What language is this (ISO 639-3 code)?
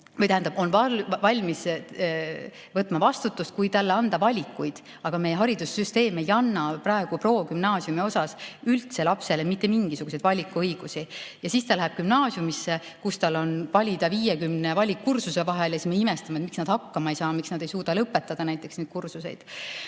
est